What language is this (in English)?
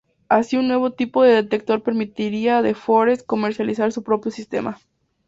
Spanish